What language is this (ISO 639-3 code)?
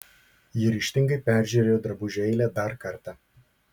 lit